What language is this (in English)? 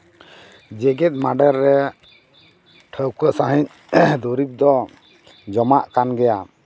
Santali